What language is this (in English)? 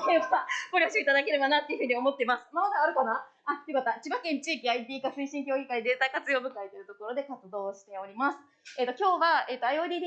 Japanese